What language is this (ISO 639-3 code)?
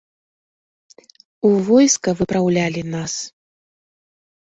bel